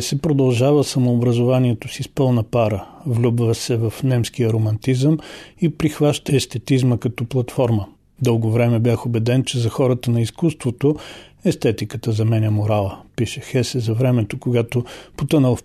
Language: Bulgarian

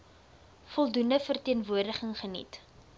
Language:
Afrikaans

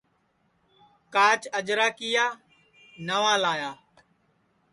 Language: Sansi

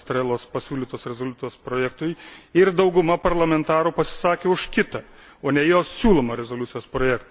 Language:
Lithuanian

